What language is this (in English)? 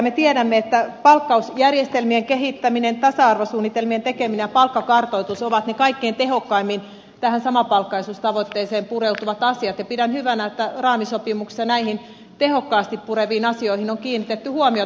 Finnish